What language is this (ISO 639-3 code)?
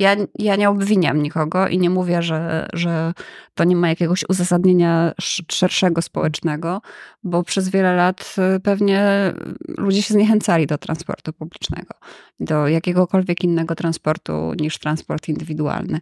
pol